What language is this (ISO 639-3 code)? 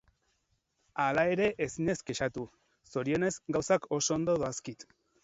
eus